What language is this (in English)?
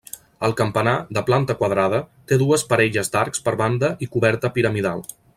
Catalan